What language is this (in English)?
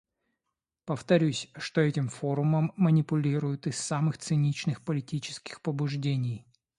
Russian